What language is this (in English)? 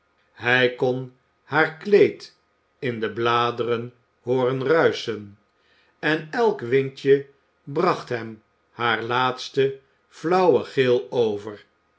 Dutch